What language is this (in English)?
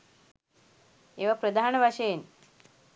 Sinhala